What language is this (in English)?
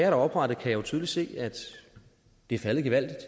Danish